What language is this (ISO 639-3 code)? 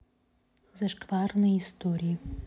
rus